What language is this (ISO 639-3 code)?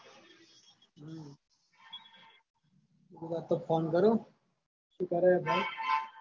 guj